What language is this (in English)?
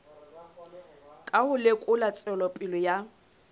Southern Sotho